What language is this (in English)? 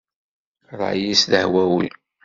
Kabyle